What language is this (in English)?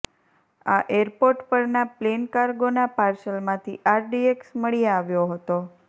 Gujarati